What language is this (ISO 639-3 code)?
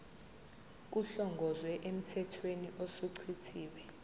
zul